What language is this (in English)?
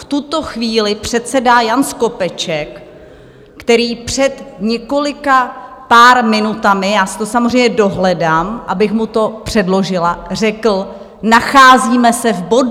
Czech